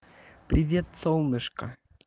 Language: Russian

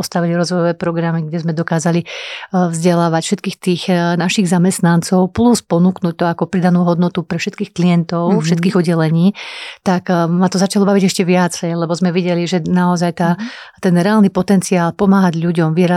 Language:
Slovak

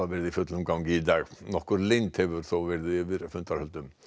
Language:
Icelandic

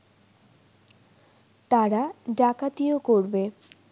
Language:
Bangla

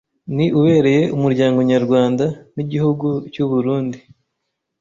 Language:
Kinyarwanda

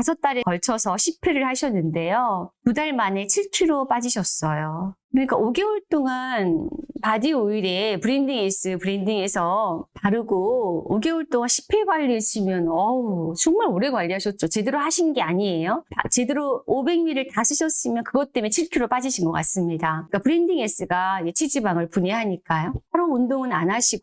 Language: Korean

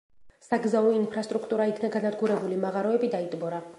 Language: Georgian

